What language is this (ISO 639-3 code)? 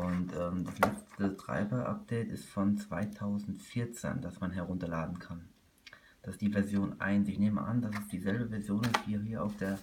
deu